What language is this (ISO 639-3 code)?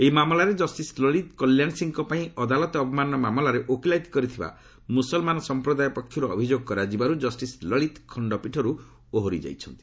ori